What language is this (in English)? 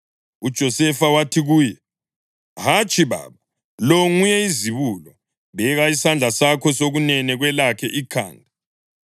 North Ndebele